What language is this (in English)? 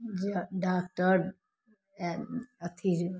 Maithili